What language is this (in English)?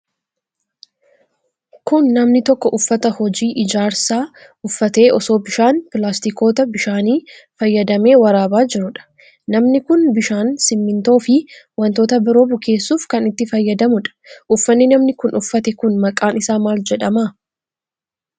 Oromo